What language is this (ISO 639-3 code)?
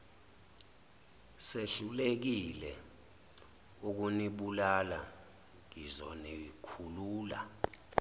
zul